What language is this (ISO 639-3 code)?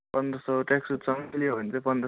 nep